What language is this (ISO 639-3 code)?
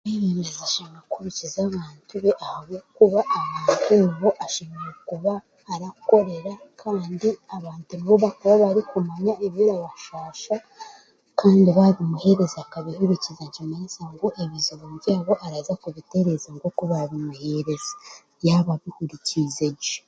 cgg